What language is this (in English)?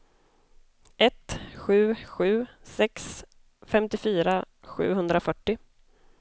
Swedish